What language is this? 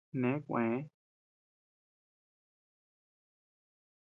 Tepeuxila Cuicatec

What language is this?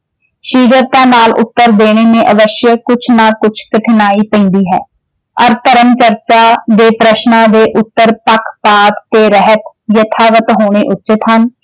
Punjabi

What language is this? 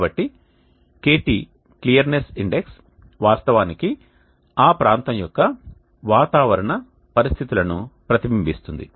Telugu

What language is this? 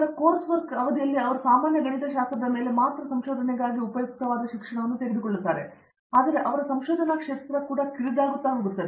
Kannada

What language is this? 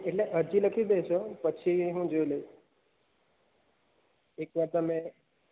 Gujarati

